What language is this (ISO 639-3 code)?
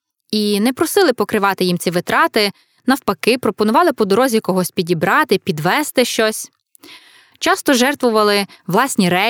ukr